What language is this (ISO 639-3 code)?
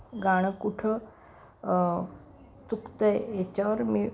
mar